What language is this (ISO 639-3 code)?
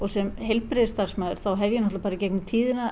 isl